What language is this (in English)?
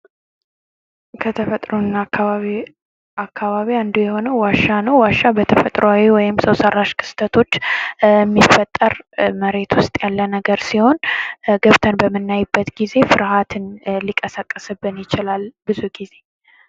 Amharic